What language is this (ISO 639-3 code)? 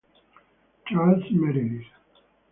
ita